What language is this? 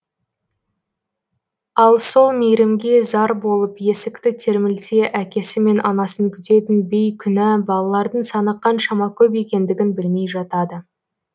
Kazakh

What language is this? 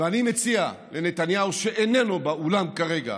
Hebrew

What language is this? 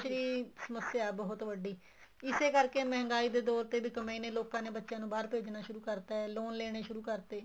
Punjabi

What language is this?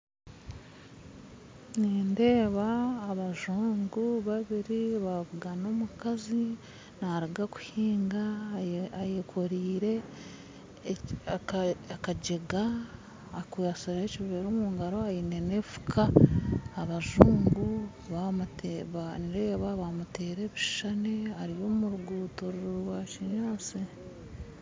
Nyankole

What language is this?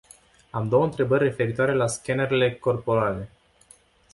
Romanian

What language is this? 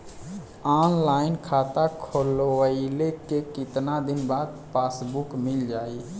Bhojpuri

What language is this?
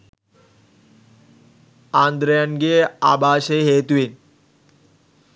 Sinhala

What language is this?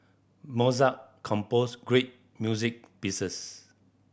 English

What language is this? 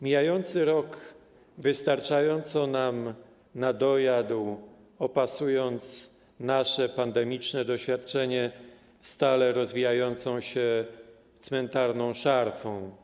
Polish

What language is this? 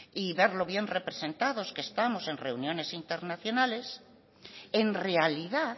Spanish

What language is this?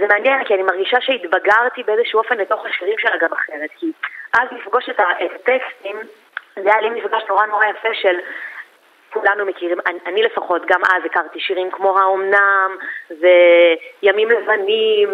Hebrew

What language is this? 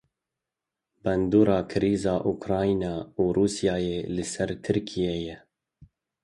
Kurdish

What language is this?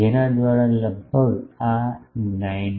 Gujarati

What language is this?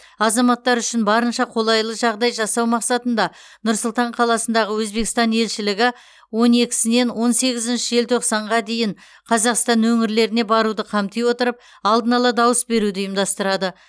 Kazakh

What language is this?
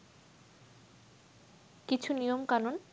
Bangla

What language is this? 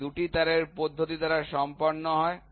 Bangla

